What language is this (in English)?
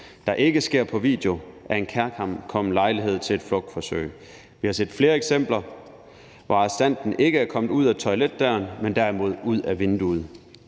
Danish